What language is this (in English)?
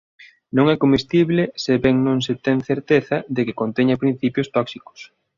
Galician